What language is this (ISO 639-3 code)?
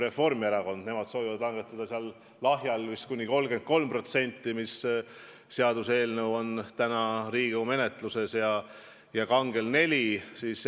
est